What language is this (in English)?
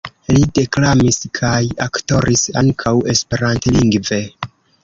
Esperanto